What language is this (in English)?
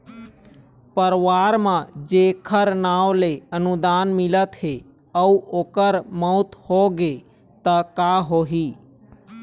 Chhattisgarhi